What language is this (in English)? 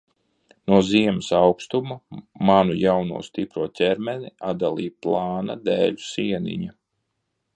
Latvian